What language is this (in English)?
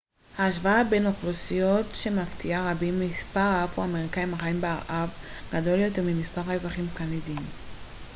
Hebrew